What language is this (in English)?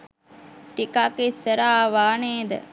Sinhala